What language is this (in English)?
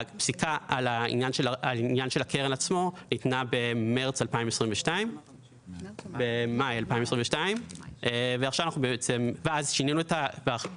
Hebrew